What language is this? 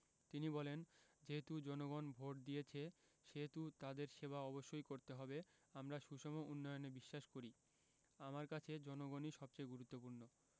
Bangla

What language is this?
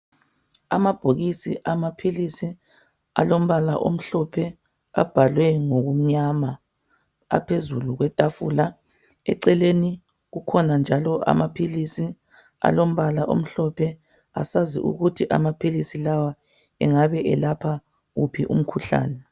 North Ndebele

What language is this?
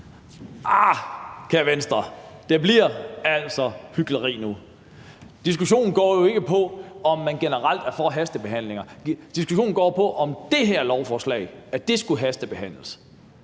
Danish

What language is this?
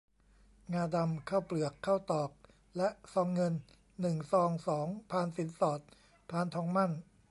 Thai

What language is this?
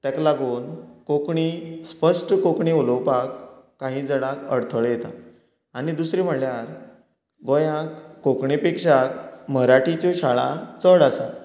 Konkani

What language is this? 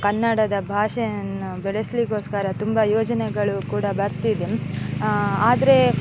Kannada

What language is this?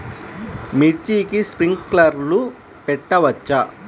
Telugu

